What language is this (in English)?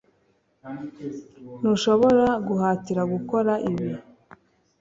Kinyarwanda